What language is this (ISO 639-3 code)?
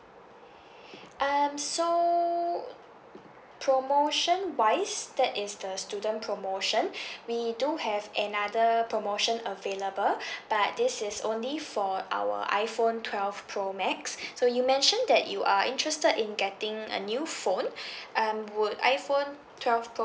eng